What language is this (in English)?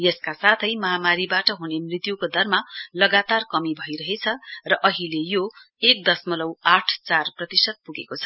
Nepali